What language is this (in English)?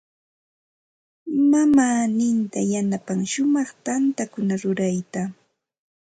Santa Ana de Tusi Pasco Quechua